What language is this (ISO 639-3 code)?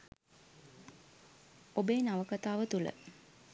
sin